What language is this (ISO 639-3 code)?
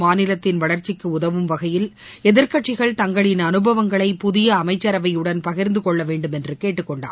tam